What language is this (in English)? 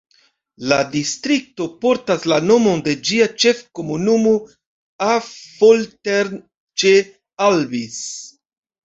Esperanto